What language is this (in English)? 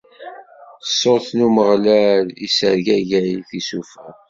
Kabyle